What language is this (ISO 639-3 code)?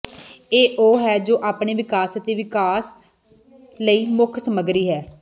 pan